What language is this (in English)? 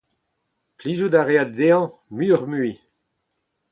Breton